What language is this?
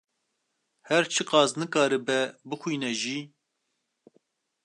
Kurdish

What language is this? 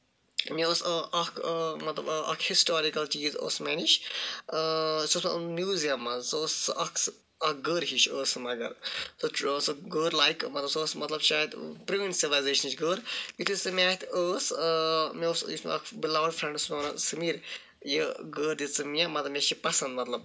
Kashmiri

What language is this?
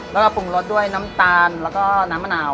Thai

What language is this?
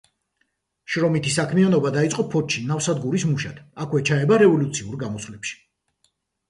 Georgian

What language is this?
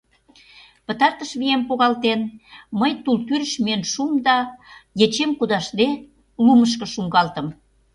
Mari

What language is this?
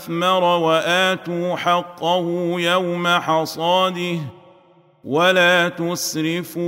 Arabic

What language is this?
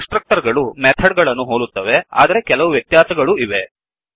Kannada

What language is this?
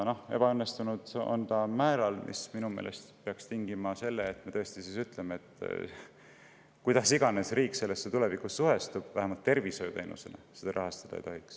Estonian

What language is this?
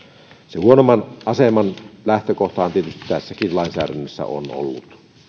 Finnish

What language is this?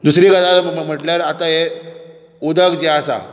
Konkani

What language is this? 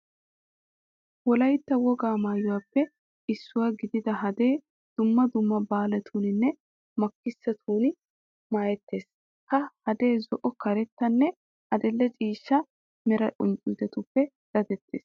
Wolaytta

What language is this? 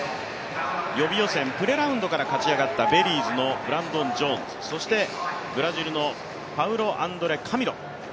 Japanese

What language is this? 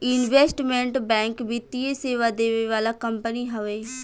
Bhojpuri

